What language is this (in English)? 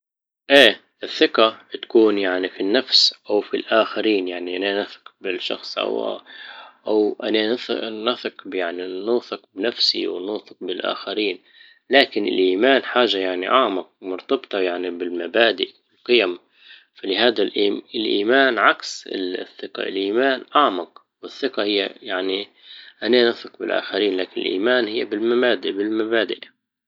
Libyan Arabic